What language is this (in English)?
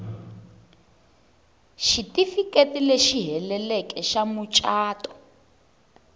Tsonga